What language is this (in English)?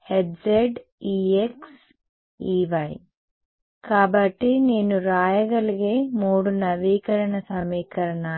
Telugu